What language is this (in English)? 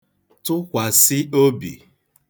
Igbo